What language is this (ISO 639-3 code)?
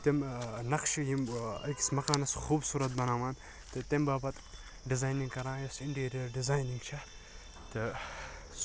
kas